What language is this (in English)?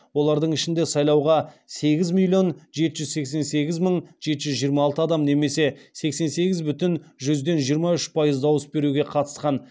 Kazakh